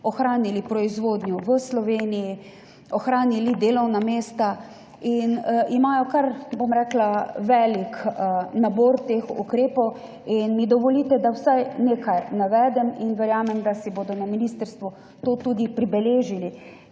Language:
Slovenian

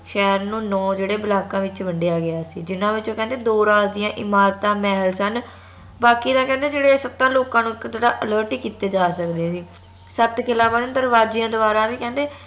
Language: Punjabi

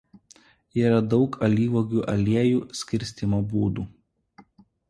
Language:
Lithuanian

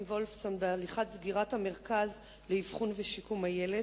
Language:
Hebrew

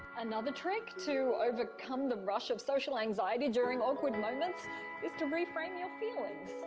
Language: English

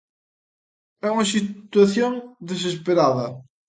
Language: Galician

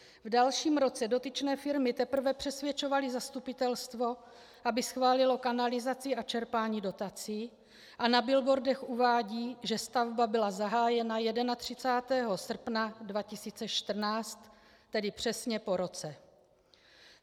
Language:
Czech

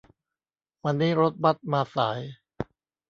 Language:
Thai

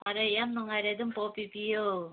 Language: Manipuri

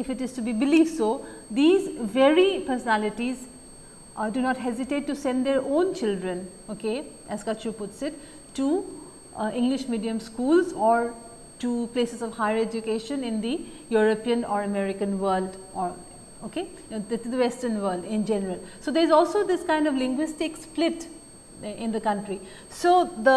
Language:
English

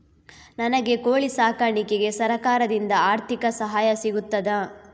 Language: Kannada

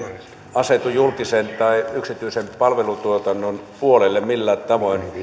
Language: Finnish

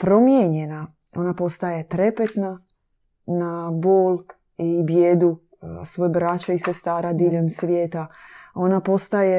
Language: Croatian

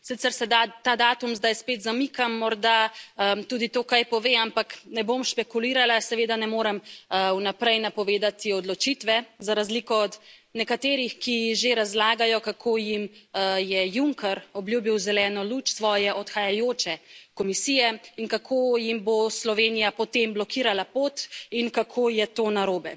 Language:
Slovenian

